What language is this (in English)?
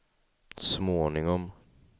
Swedish